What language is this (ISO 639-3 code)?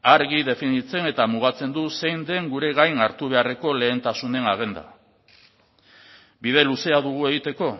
eus